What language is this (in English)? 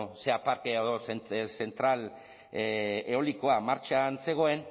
Basque